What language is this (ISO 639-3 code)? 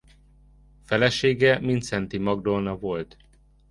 hun